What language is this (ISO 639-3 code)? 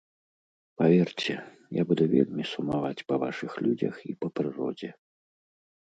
bel